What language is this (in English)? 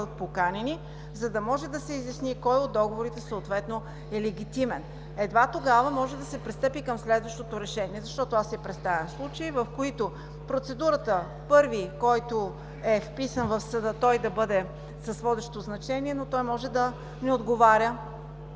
Bulgarian